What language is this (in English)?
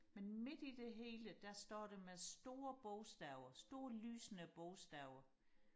Danish